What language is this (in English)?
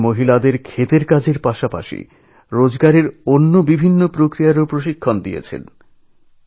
Bangla